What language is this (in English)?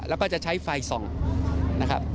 Thai